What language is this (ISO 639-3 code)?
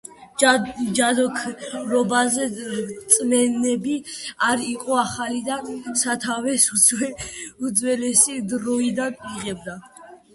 kat